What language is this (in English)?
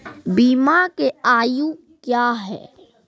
Maithili